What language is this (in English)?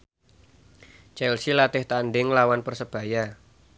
Javanese